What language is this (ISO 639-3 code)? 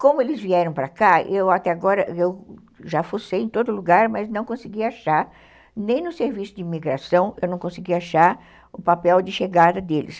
por